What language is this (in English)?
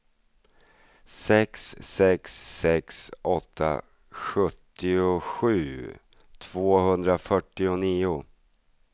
Swedish